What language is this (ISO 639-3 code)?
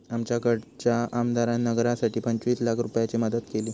mar